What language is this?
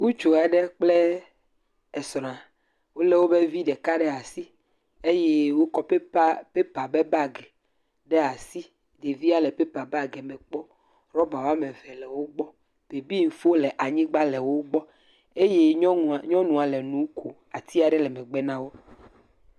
Ewe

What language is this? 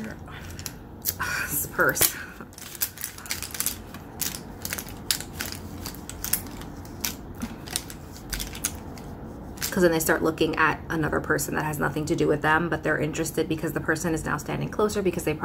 English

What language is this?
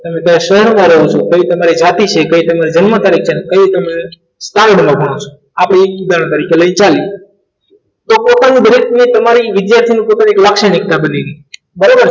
Gujarati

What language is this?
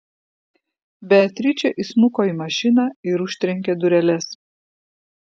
Lithuanian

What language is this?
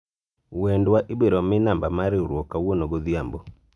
Luo (Kenya and Tanzania)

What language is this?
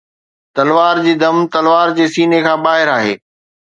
Sindhi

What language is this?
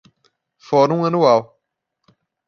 Portuguese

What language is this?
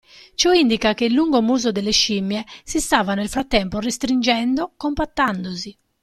Italian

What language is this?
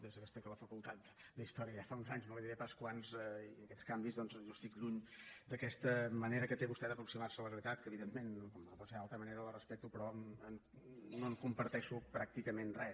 Catalan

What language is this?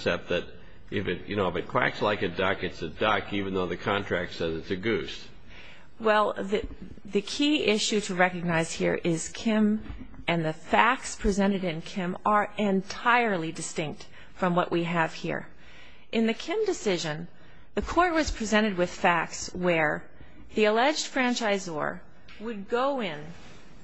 English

